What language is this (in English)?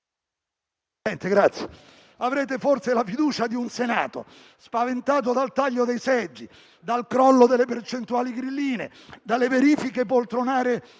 Italian